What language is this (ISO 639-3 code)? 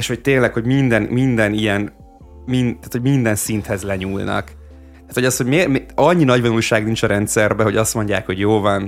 hun